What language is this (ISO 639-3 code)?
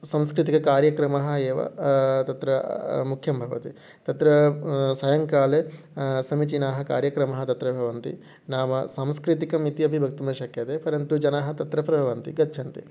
san